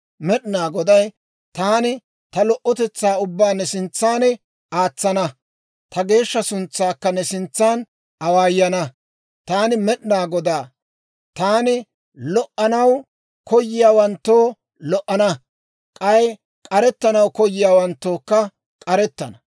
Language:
Dawro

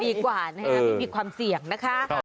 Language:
Thai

